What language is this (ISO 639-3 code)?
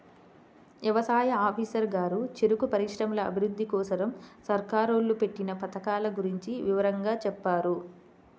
tel